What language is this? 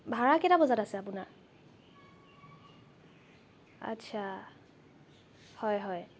Assamese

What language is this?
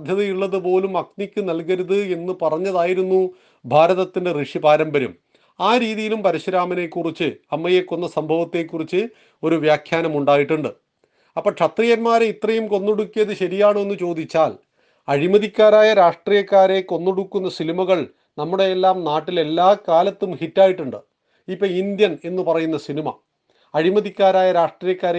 Malayalam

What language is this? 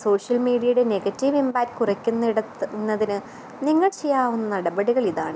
Malayalam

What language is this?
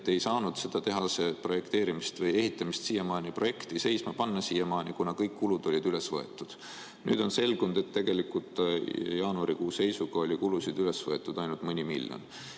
Estonian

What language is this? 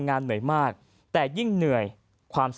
Thai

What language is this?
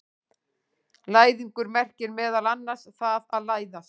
Icelandic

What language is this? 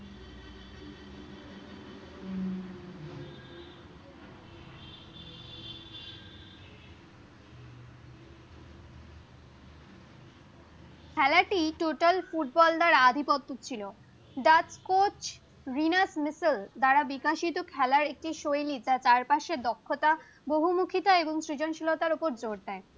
Bangla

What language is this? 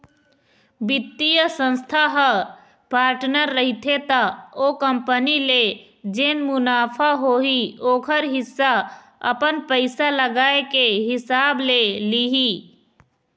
Chhattisgarhi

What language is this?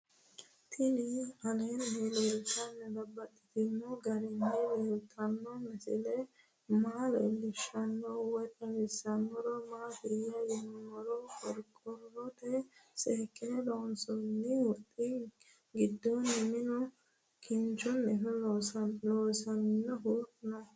Sidamo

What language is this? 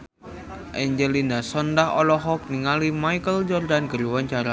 Sundanese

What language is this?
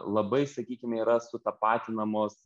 Lithuanian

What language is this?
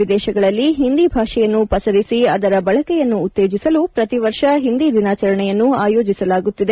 Kannada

